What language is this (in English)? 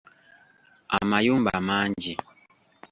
Ganda